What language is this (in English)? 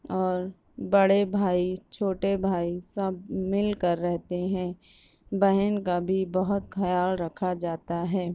Urdu